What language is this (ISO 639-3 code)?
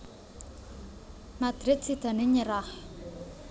jav